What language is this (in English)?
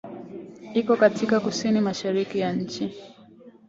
Swahili